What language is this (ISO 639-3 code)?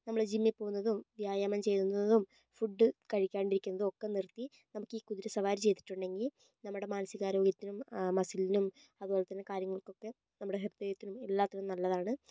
mal